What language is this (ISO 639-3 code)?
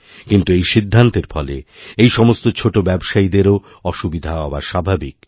ben